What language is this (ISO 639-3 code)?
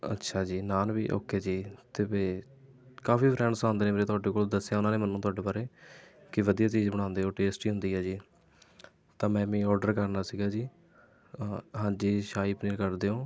pan